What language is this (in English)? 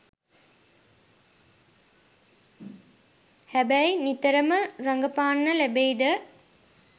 Sinhala